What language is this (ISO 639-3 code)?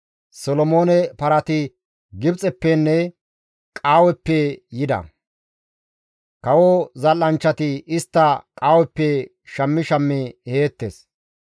gmv